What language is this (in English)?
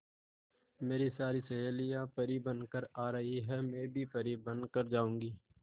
Hindi